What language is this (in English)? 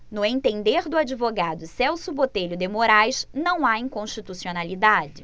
Portuguese